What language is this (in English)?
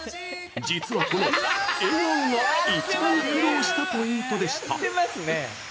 Japanese